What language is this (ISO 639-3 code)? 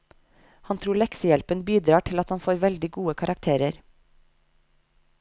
nor